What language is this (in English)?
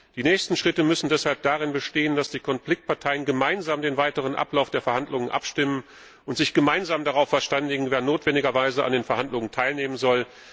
German